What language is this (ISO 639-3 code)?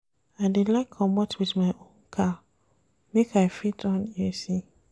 pcm